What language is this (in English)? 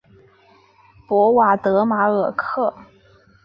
Chinese